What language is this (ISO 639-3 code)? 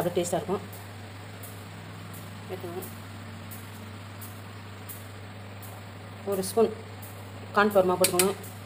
ron